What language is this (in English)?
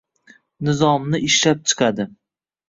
Uzbek